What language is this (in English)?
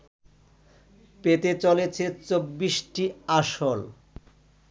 Bangla